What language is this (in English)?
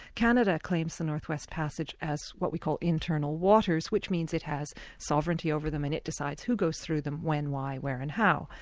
English